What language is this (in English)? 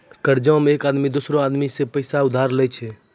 Maithili